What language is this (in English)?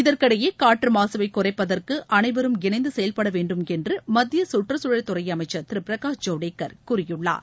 Tamil